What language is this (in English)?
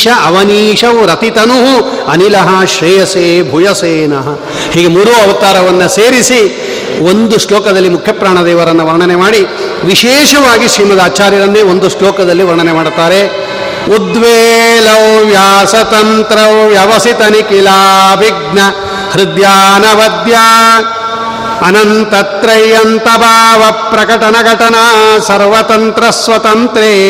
Kannada